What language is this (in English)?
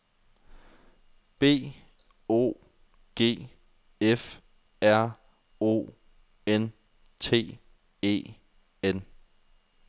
Danish